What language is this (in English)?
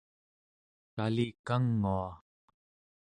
Central Yupik